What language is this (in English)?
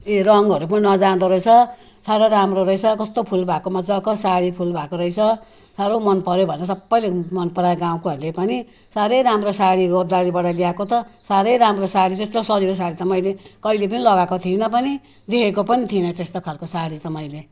Nepali